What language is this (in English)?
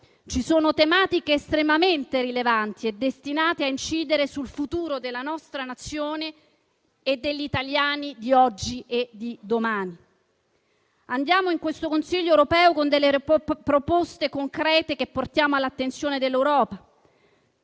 Italian